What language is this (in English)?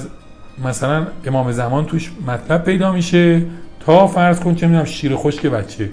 Persian